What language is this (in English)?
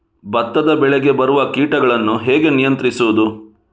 Kannada